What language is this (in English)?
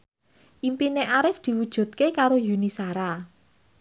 Javanese